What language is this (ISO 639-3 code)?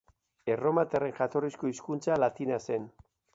eus